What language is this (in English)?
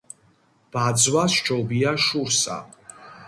Georgian